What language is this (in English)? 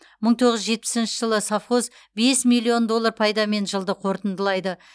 Kazakh